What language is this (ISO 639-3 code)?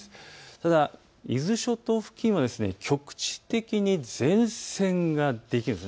jpn